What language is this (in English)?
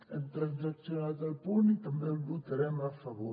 Catalan